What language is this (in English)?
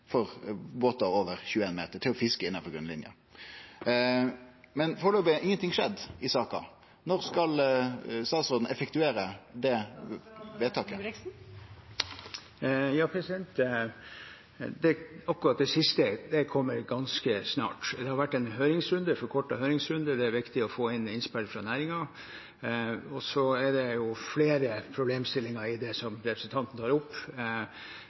Norwegian